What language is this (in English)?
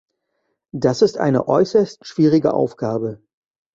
German